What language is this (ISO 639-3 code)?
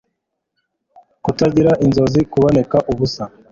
kin